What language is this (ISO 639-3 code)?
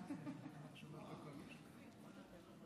heb